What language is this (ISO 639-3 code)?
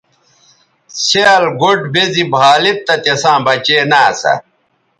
btv